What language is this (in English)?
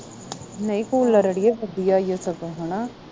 Punjabi